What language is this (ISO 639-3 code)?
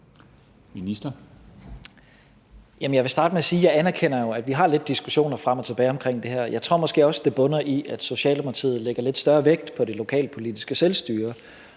dan